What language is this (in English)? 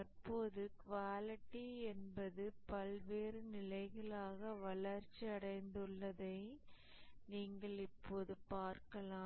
Tamil